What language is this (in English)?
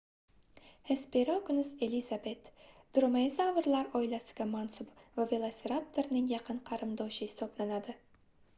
Uzbek